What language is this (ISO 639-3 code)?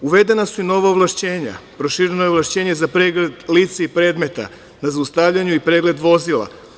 srp